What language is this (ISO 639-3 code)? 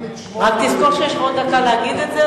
heb